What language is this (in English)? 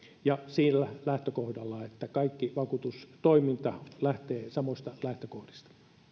Finnish